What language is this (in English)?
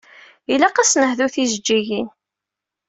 Kabyle